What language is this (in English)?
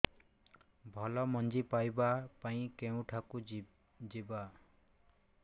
Odia